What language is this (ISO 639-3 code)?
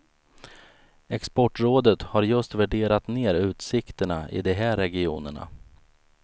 swe